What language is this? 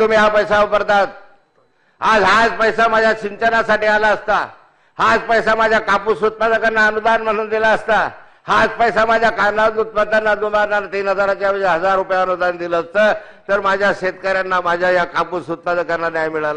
Marathi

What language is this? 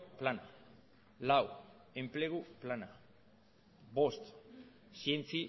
Basque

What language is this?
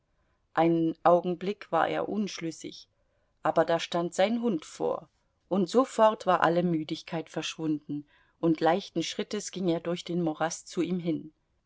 German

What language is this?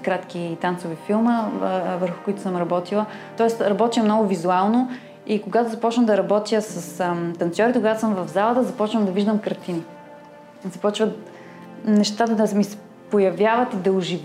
Bulgarian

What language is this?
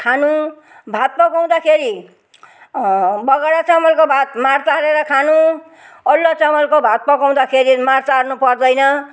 Nepali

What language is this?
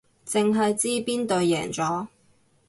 Cantonese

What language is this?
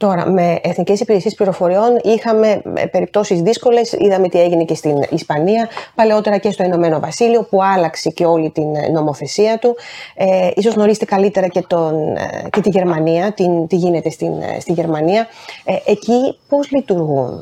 Greek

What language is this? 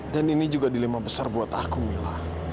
Indonesian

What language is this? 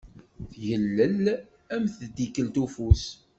Kabyle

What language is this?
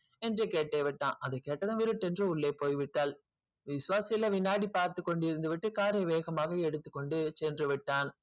Tamil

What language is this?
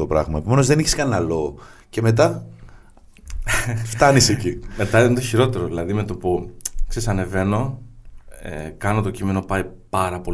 Greek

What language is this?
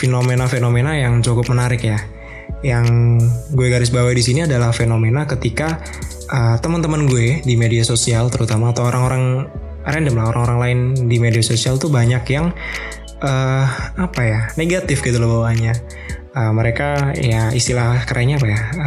Indonesian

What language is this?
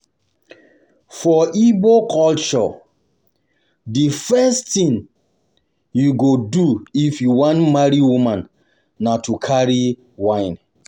Nigerian Pidgin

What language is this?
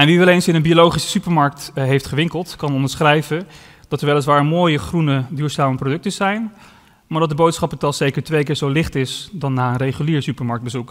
Dutch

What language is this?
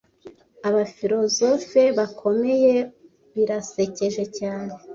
Kinyarwanda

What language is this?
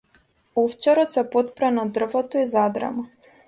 Macedonian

